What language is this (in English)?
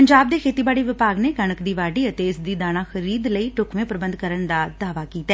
Punjabi